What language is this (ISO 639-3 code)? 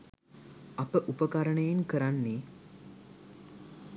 sin